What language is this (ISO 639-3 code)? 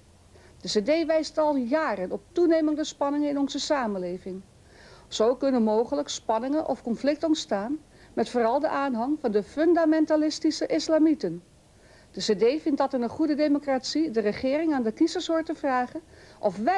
nld